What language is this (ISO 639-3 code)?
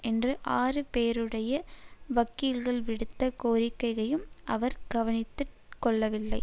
tam